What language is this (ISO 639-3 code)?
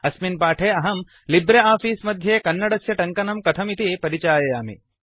san